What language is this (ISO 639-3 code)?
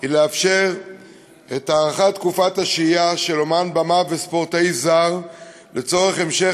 heb